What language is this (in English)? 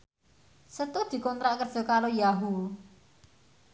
Javanese